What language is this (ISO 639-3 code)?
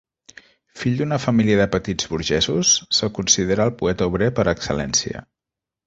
cat